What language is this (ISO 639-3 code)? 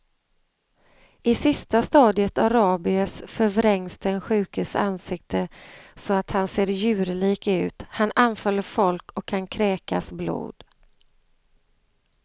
swe